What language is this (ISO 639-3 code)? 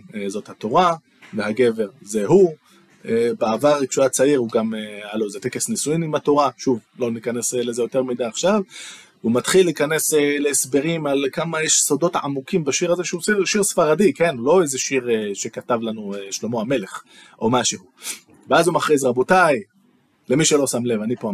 heb